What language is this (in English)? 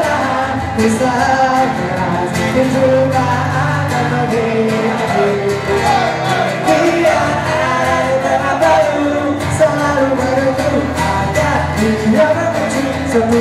Indonesian